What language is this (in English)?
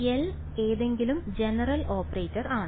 Malayalam